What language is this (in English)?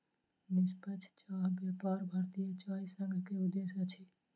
Maithili